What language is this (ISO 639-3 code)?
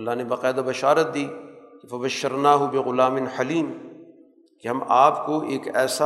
urd